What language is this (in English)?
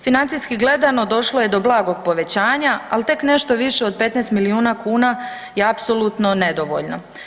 Croatian